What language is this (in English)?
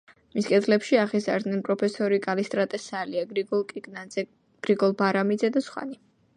Georgian